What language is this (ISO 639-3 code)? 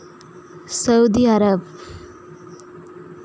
sat